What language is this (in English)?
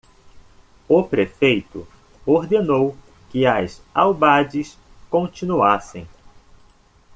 Portuguese